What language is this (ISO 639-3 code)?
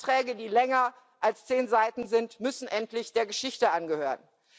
deu